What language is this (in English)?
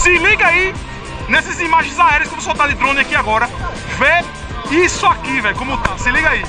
Portuguese